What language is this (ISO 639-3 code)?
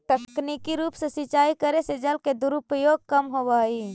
mag